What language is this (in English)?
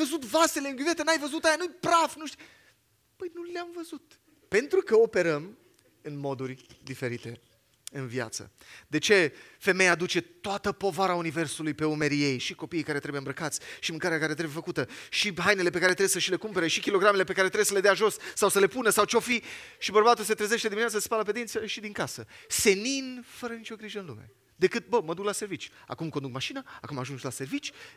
Romanian